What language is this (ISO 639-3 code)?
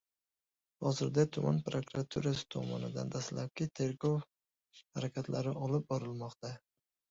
uzb